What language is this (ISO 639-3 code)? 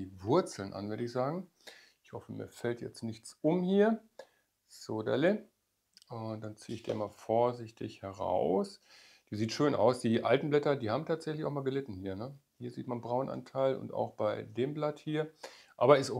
deu